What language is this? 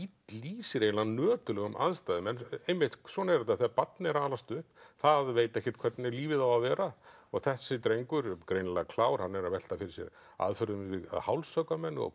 Icelandic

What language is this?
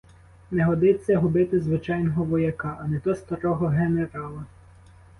Ukrainian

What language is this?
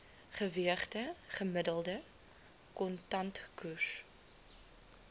Afrikaans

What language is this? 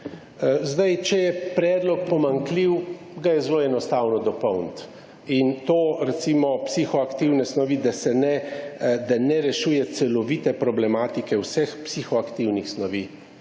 Slovenian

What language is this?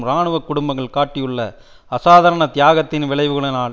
Tamil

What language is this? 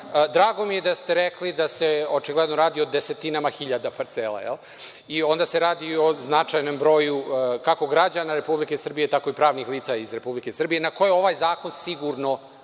Serbian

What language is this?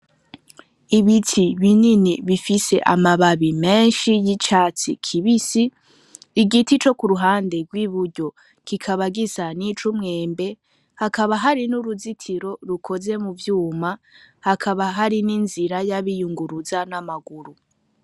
Rundi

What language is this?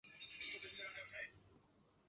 Chinese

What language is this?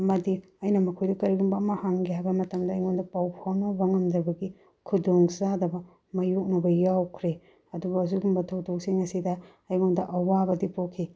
Manipuri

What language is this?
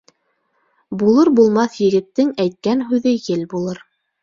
Bashkir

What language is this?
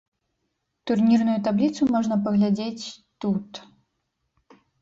Belarusian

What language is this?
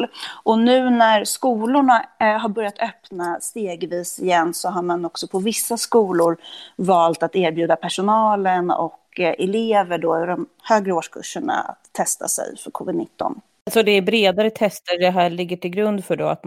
Swedish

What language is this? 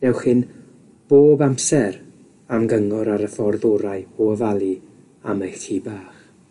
Welsh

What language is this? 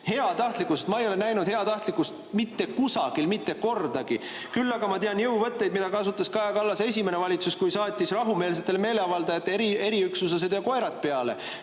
Estonian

